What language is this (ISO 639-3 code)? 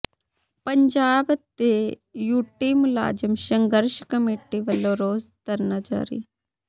pan